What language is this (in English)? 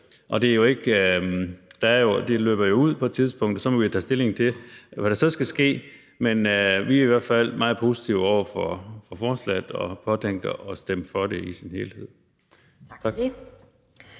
Danish